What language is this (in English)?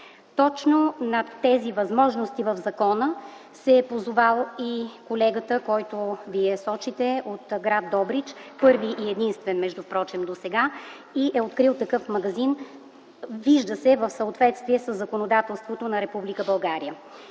Bulgarian